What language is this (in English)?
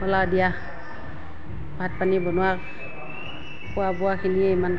Assamese